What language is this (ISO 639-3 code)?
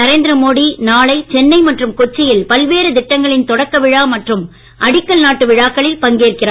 tam